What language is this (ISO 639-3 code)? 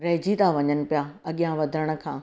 snd